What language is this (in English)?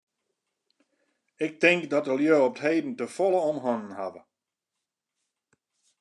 Western Frisian